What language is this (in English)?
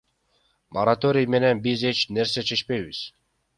Kyrgyz